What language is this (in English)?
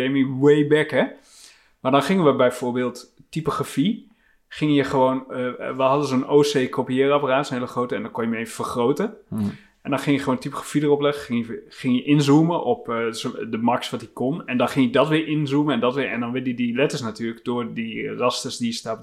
Dutch